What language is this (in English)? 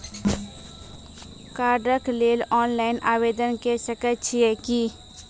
Maithili